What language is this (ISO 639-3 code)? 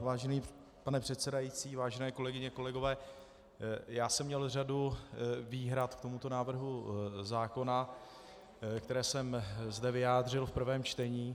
ces